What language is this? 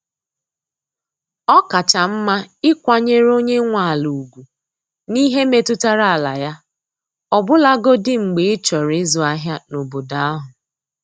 Igbo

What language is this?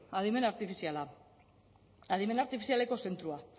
Basque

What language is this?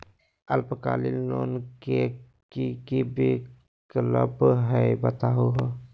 Magahi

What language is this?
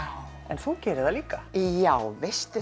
Icelandic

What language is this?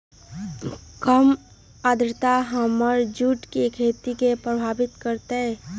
Magahi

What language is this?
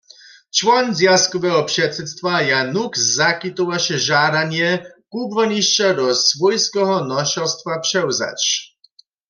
Upper Sorbian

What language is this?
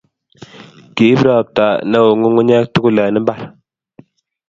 Kalenjin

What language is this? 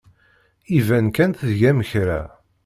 Kabyle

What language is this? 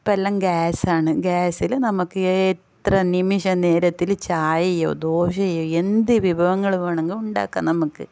Malayalam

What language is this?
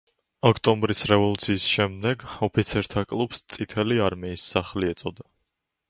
Georgian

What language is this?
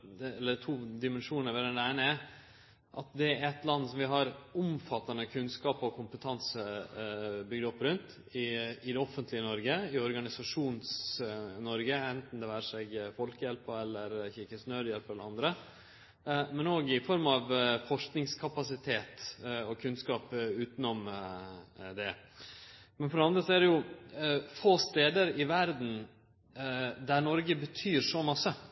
Norwegian Nynorsk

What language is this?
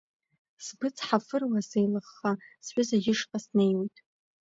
Abkhazian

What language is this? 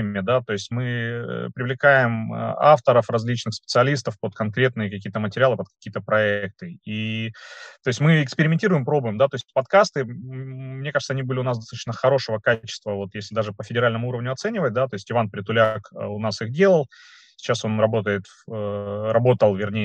Russian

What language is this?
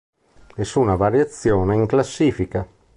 Italian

